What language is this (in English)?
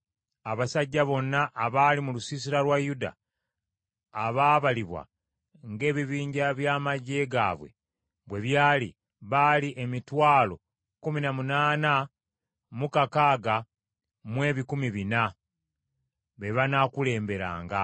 Ganda